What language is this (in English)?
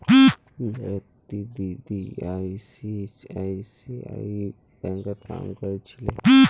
Magahi